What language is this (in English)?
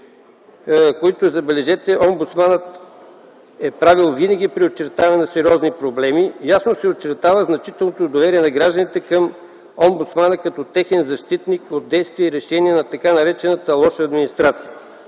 Bulgarian